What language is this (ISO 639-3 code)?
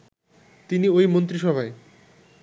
ben